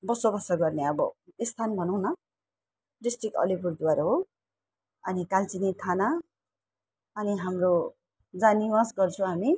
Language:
Nepali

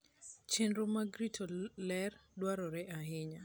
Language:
Luo (Kenya and Tanzania)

